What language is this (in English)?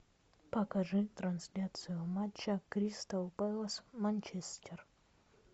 Russian